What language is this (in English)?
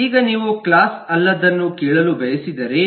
Kannada